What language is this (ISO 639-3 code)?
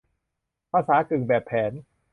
tha